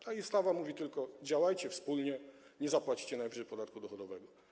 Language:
Polish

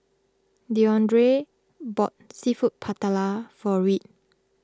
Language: English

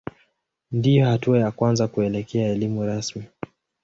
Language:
Swahili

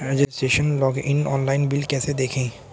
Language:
Hindi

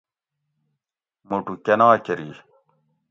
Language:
Gawri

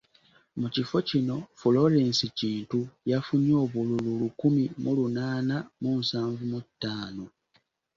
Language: Ganda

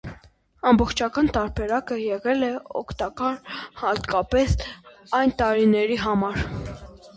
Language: Armenian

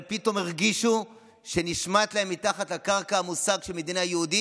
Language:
Hebrew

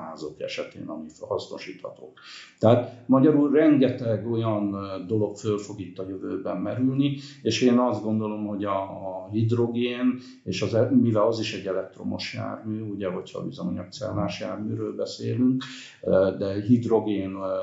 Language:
Hungarian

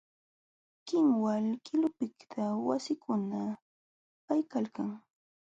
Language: Jauja Wanca Quechua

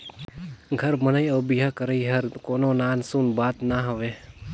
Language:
Chhattisgarhi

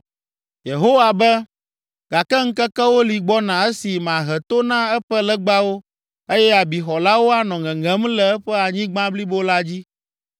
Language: Ewe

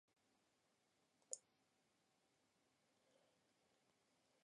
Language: Latvian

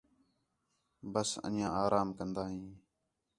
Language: Khetrani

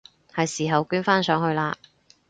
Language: Cantonese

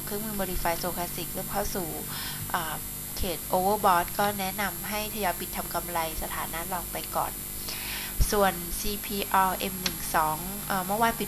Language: Thai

